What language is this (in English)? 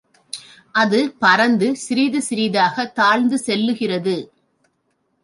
Tamil